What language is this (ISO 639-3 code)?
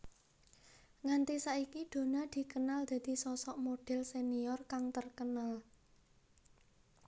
jav